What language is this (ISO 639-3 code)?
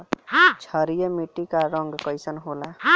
bho